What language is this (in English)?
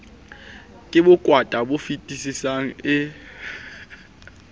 Southern Sotho